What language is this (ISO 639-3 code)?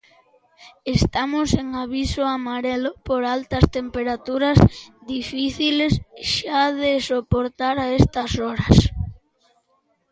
glg